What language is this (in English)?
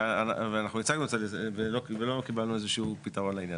Hebrew